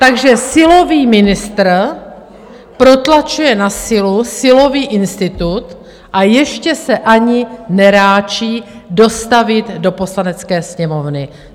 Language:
Czech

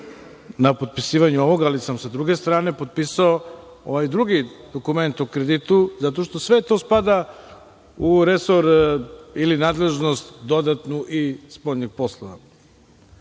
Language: Serbian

